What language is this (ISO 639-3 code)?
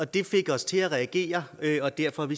dan